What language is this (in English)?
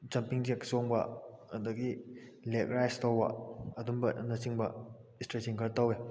Manipuri